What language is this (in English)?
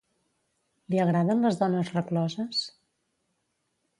Catalan